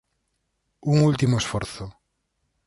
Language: Galician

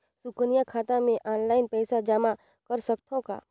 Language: Chhattisgarhi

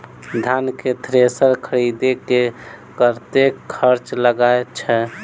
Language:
Maithili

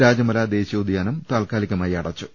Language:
Malayalam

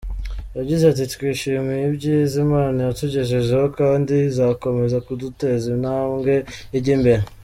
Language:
Kinyarwanda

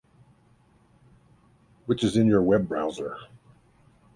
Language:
English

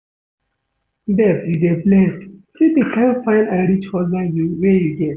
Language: Nigerian Pidgin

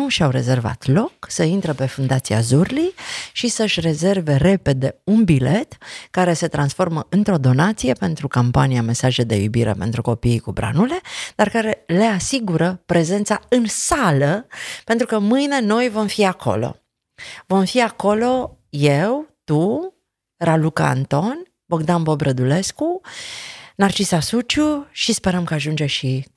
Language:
Romanian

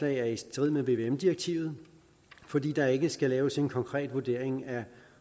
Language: Danish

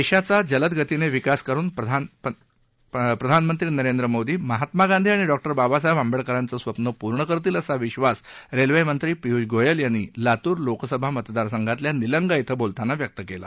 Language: Marathi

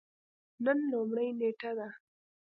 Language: Pashto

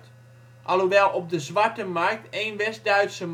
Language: Dutch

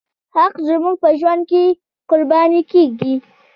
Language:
Pashto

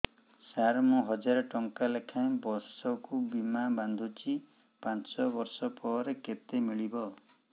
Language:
Odia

